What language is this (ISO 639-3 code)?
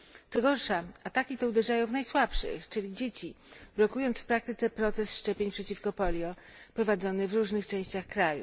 pol